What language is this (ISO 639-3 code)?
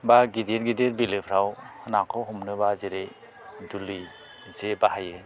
brx